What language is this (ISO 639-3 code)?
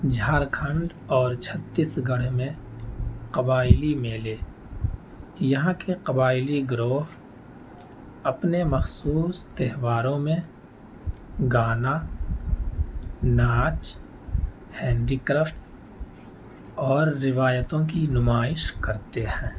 urd